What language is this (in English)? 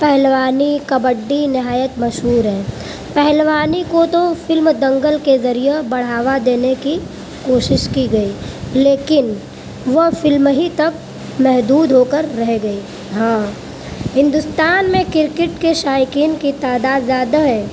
Urdu